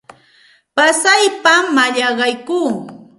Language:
Santa Ana de Tusi Pasco Quechua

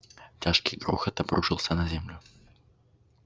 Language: Russian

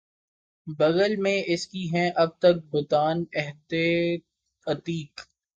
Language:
Urdu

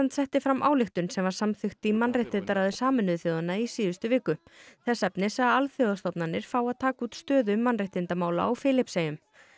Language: Icelandic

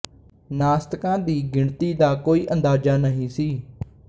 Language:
Punjabi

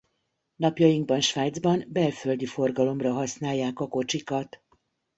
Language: Hungarian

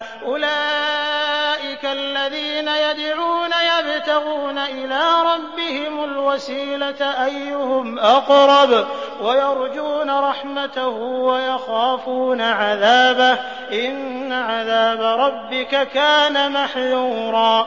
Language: Arabic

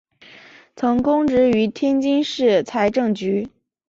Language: Chinese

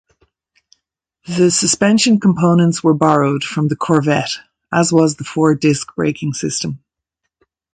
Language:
English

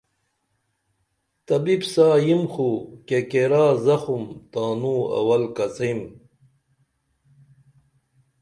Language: Dameli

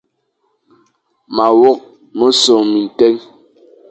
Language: Fang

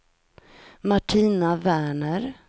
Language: Swedish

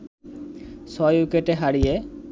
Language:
Bangla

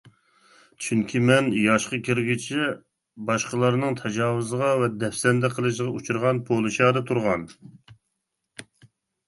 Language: Uyghur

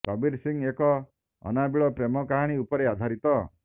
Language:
Odia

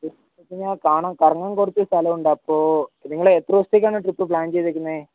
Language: Malayalam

